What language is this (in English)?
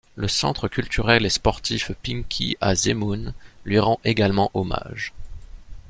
French